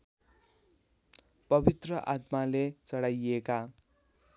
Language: Nepali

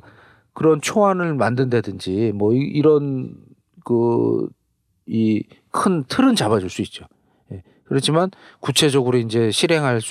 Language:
Korean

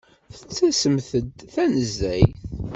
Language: Kabyle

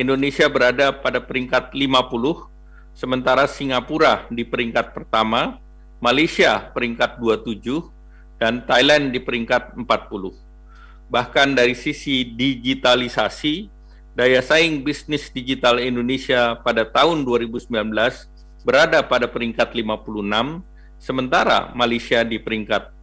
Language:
Indonesian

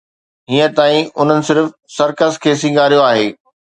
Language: Sindhi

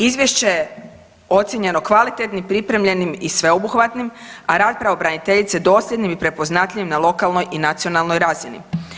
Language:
Croatian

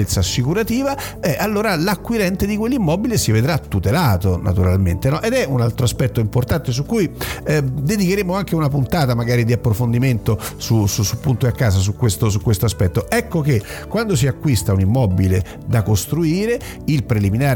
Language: Italian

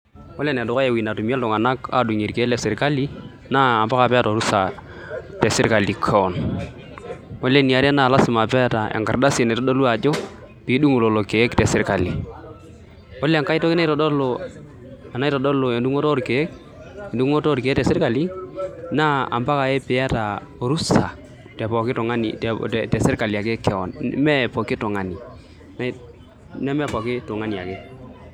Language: Masai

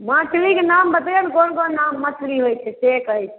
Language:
Maithili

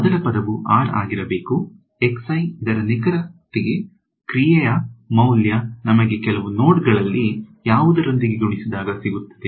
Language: Kannada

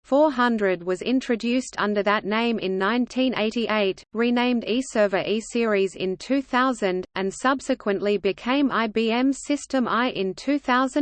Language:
English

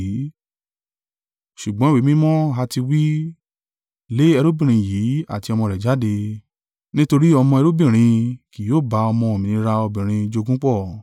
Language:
Yoruba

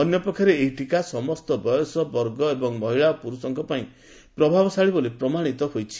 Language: Odia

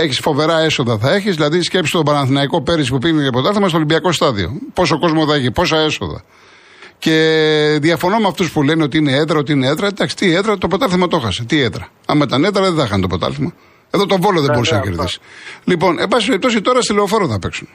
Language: Greek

